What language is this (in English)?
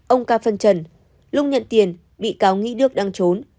Vietnamese